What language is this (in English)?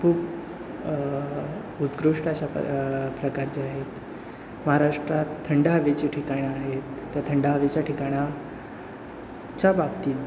Marathi